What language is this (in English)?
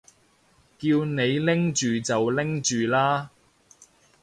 Cantonese